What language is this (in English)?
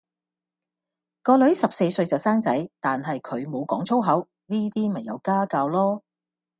Cantonese